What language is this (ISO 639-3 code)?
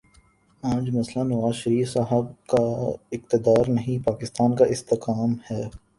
urd